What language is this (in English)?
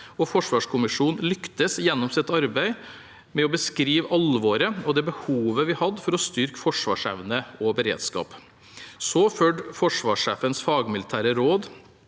Norwegian